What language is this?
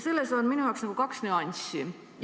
Estonian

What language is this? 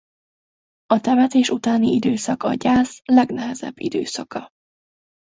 Hungarian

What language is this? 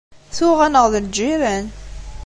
Kabyle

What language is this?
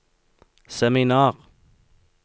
Norwegian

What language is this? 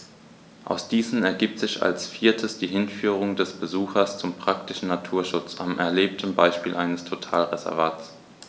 German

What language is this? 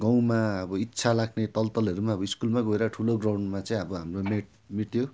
Nepali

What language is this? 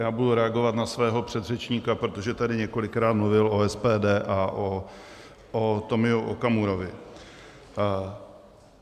Czech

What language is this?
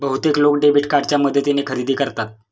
Marathi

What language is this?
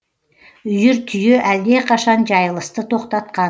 Kazakh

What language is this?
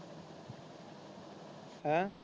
Punjabi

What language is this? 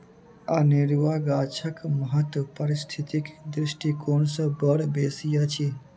Maithili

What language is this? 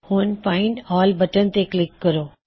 Punjabi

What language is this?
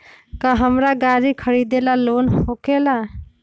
Magahi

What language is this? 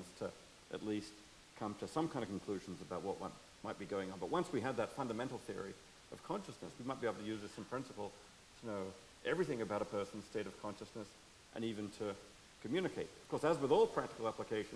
English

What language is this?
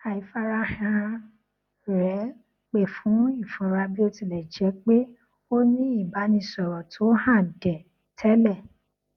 Yoruba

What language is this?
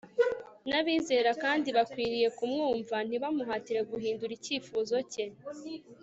Kinyarwanda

